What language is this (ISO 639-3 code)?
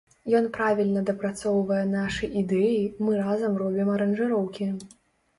bel